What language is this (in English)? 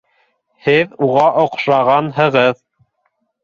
Bashkir